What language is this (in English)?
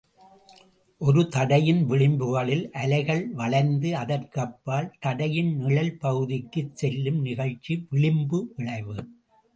Tamil